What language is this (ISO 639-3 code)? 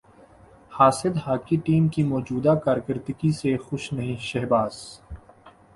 urd